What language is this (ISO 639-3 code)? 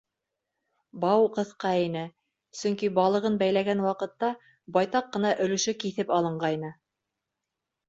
bak